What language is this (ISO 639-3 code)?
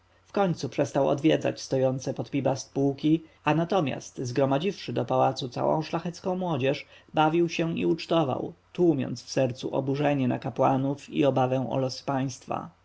pol